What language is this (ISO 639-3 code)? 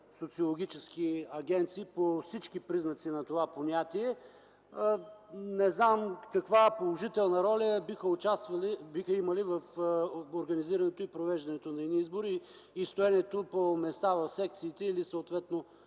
bul